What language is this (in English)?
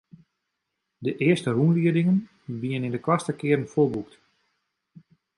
Western Frisian